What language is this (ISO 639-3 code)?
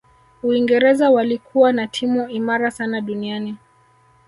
swa